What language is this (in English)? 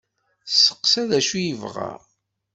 Kabyle